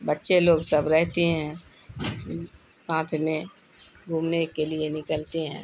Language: Urdu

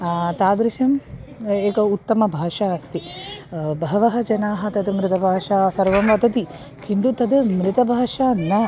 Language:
Sanskrit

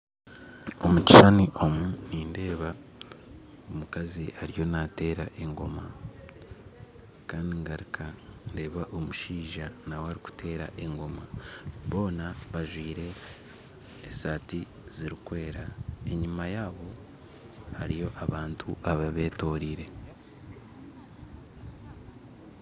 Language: Nyankole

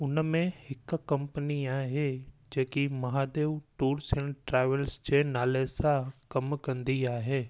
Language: Sindhi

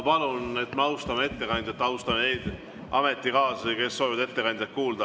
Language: Estonian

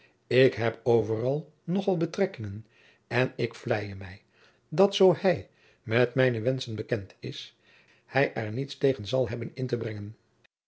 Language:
Dutch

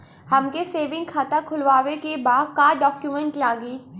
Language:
Bhojpuri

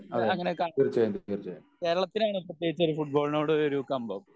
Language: Malayalam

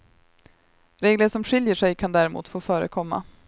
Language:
Swedish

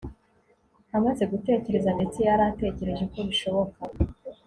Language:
Kinyarwanda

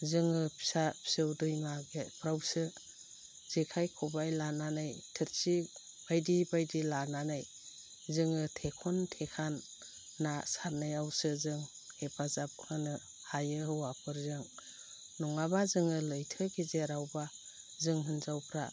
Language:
Bodo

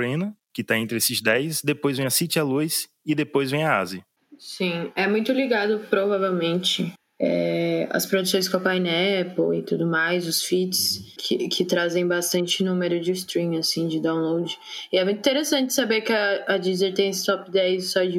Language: Portuguese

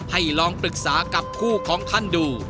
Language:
Thai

